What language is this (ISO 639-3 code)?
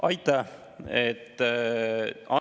est